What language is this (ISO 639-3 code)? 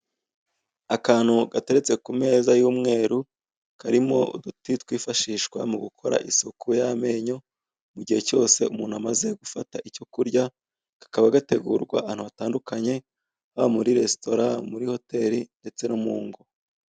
kin